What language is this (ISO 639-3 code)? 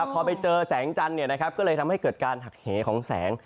tha